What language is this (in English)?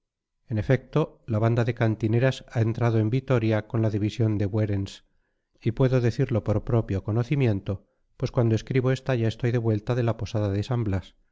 Spanish